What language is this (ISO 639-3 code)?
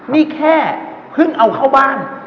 tha